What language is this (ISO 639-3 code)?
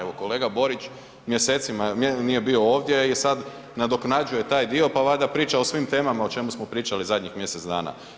hrv